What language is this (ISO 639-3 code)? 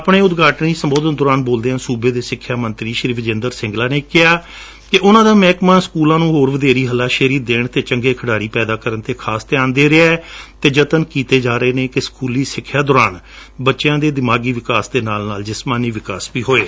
pan